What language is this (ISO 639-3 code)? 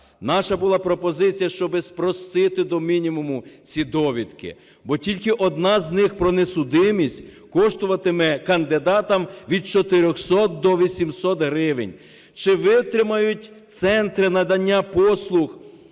ukr